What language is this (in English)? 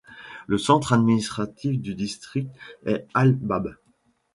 French